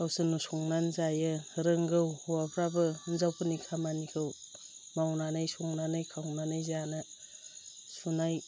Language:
Bodo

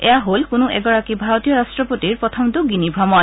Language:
Assamese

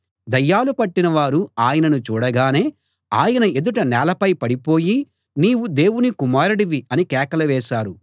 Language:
Telugu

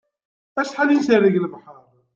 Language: Kabyle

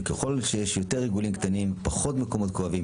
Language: Hebrew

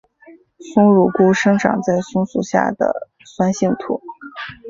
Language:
Chinese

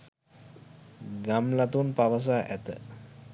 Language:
Sinhala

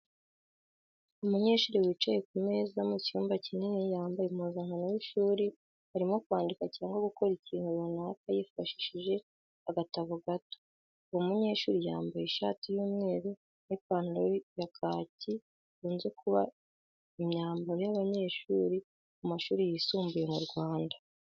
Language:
Kinyarwanda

